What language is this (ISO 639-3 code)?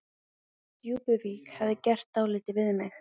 isl